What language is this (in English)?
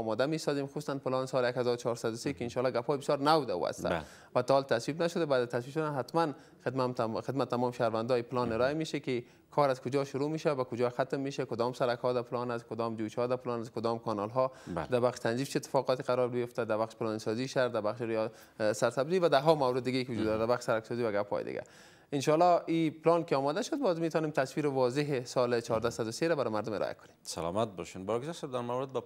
Persian